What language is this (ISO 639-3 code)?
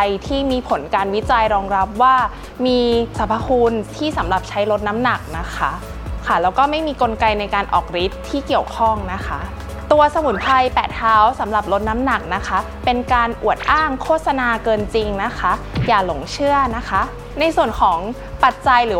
tha